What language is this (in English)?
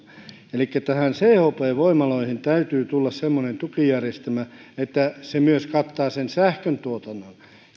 Finnish